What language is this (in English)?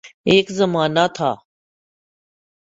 Urdu